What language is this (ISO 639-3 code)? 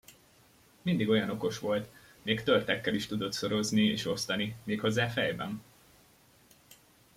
hun